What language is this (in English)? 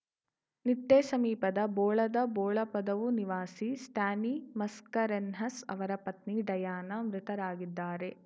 Kannada